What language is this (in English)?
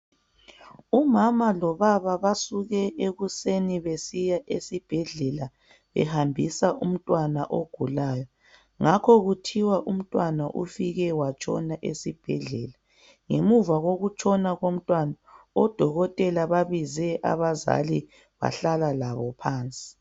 North Ndebele